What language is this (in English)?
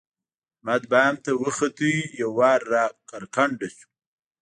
Pashto